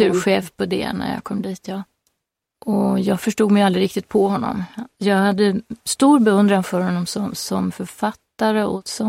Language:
Swedish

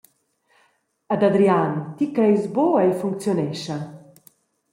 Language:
Romansh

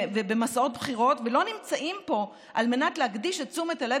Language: Hebrew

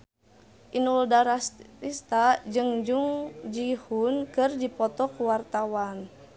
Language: Sundanese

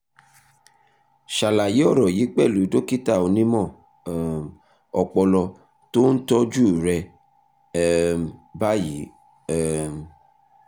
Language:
Yoruba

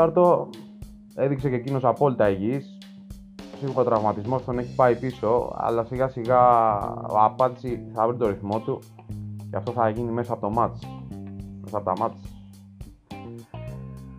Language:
Greek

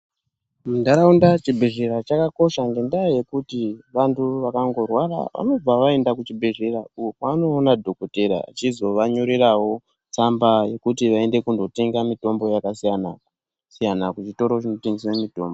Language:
Ndau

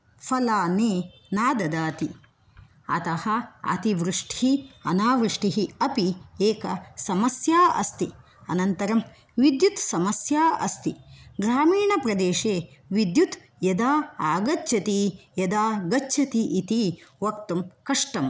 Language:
Sanskrit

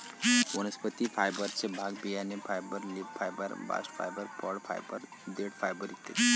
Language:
Marathi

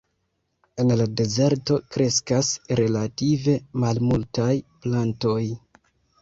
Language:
Esperanto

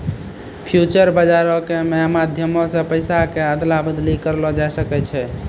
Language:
Maithili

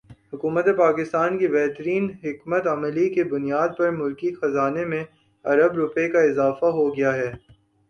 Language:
Urdu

